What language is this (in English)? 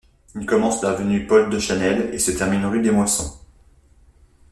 French